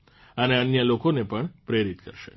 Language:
Gujarati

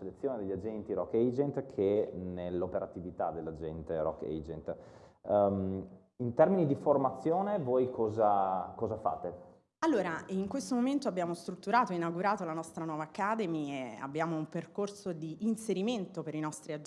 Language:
Italian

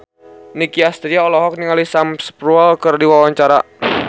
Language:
Sundanese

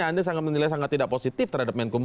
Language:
Indonesian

